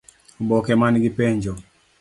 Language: Luo (Kenya and Tanzania)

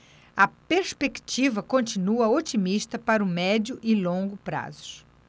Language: Portuguese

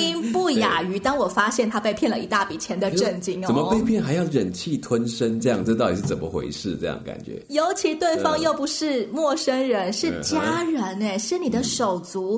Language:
Chinese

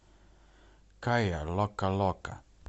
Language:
Russian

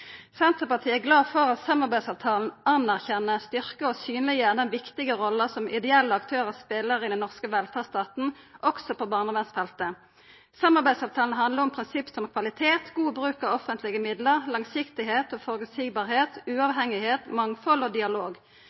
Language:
Norwegian Nynorsk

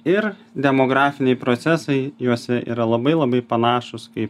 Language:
Lithuanian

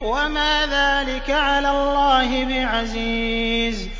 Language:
Arabic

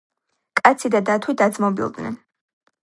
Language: Georgian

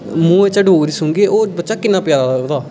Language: Dogri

